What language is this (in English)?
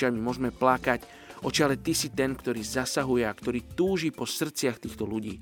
Slovak